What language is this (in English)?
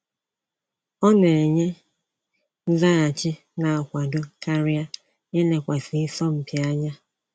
Igbo